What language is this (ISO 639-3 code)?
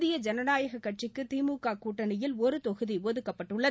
tam